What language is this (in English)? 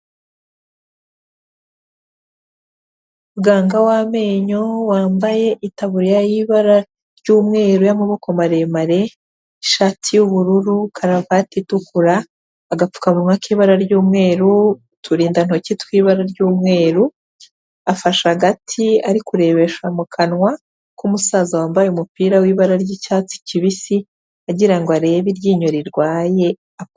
Kinyarwanda